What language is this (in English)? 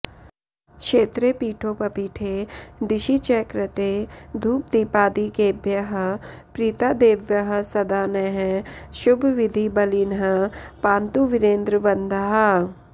Sanskrit